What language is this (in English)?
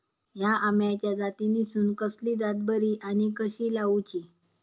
Marathi